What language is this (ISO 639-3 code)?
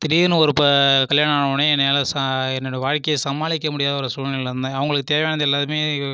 tam